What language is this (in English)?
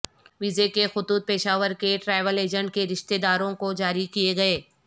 Urdu